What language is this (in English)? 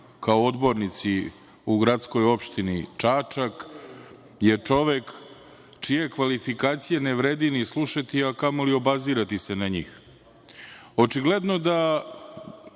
Serbian